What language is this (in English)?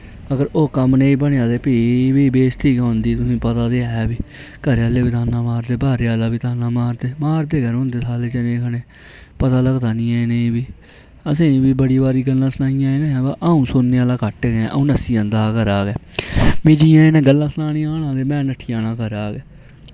Dogri